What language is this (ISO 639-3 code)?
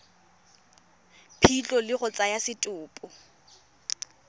tsn